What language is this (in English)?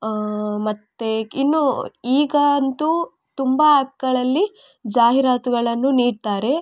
Kannada